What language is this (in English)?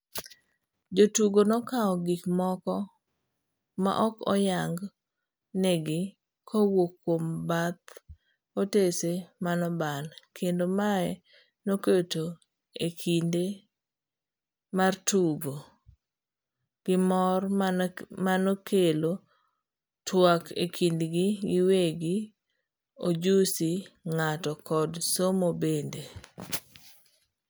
Luo (Kenya and Tanzania)